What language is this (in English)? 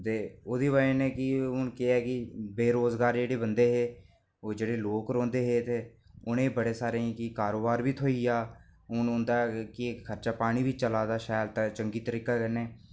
Dogri